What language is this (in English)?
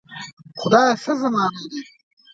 Pashto